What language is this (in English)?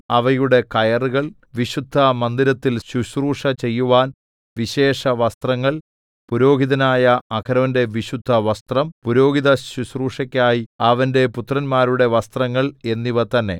Malayalam